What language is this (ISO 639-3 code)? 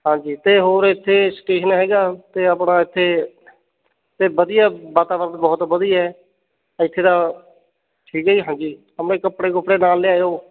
pan